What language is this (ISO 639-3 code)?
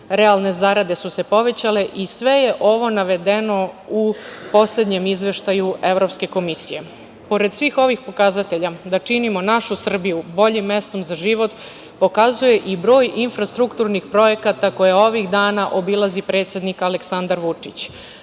srp